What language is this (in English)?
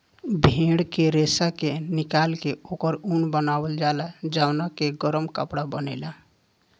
Bhojpuri